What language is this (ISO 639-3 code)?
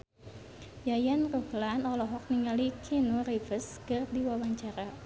sun